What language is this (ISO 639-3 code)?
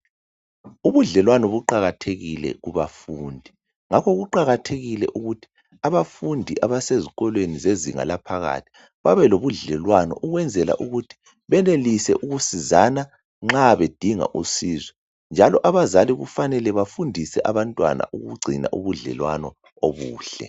nde